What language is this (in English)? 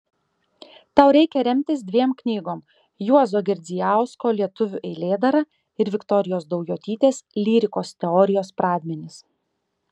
Lithuanian